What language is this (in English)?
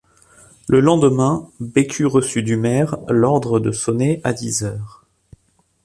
French